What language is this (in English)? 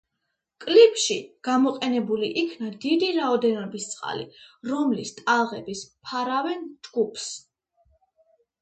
Georgian